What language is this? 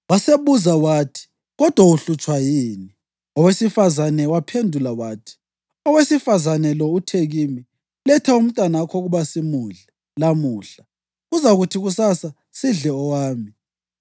North Ndebele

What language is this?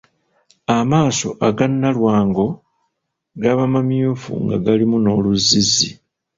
Ganda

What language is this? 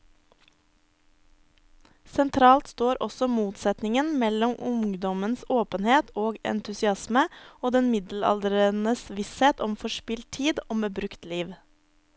Norwegian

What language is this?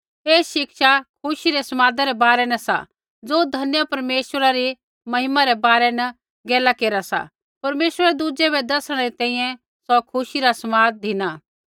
Kullu Pahari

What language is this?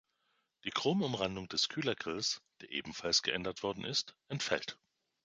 German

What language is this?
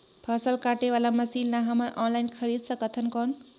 Chhattisgarhi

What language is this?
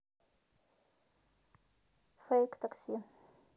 Russian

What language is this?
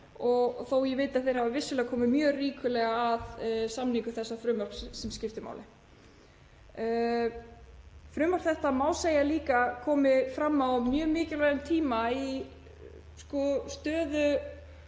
Icelandic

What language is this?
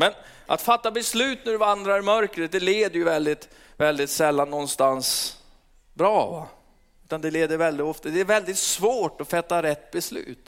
Swedish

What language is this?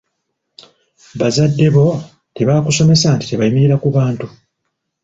Ganda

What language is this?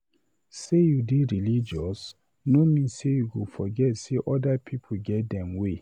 Nigerian Pidgin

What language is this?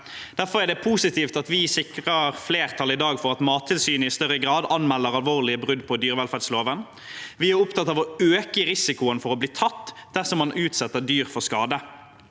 Norwegian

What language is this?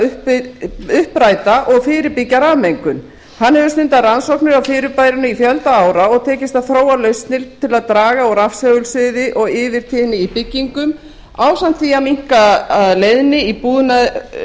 Icelandic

